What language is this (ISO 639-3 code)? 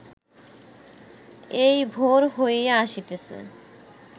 ben